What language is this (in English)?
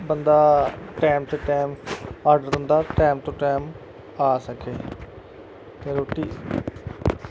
Dogri